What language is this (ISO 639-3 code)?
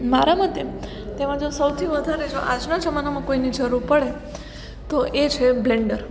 guj